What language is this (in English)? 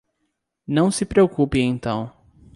Portuguese